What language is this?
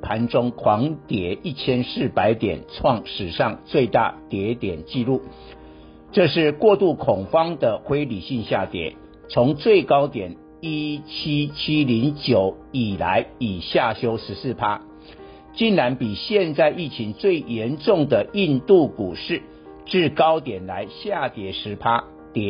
Chinese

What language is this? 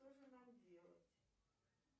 Russian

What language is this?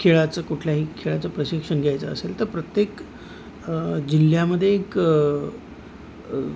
Marathi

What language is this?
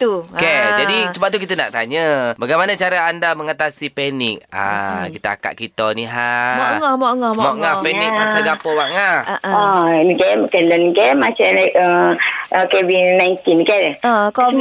Malay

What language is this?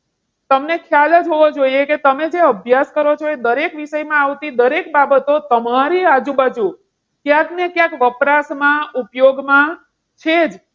Gujarati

